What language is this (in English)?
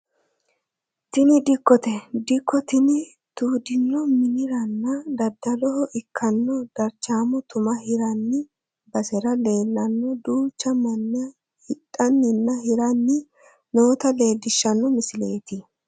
Sidamo